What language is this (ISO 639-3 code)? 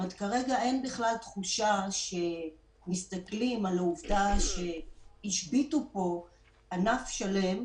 heb